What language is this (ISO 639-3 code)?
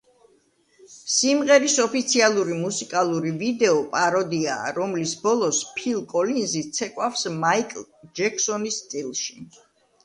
kat